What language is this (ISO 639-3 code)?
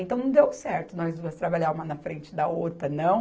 por